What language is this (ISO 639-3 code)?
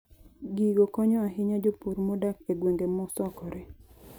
luo